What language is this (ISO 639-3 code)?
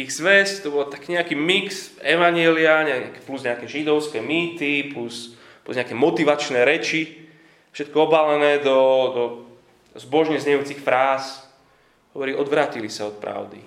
slk